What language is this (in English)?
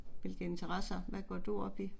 Danish